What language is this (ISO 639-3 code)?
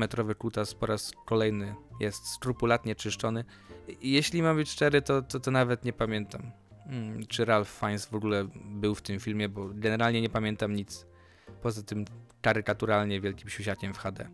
pol